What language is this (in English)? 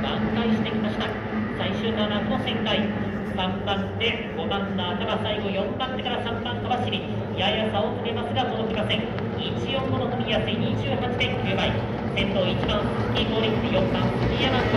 Japanese